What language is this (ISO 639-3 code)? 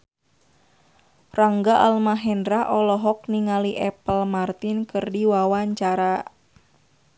sun